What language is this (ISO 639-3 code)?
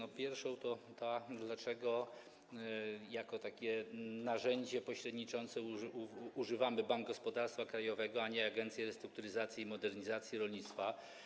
pol